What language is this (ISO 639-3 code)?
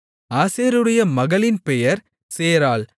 tam